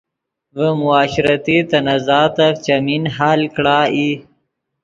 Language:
Yidgha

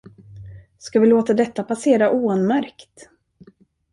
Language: Swedish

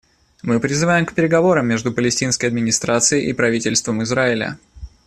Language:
Russian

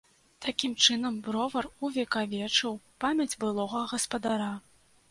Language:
Belarusian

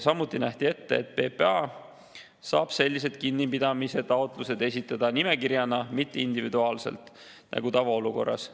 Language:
Estonian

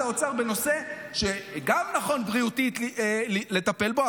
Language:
Hebrew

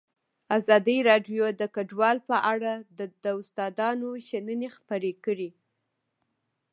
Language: Pashto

